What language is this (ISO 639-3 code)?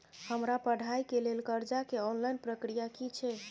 mai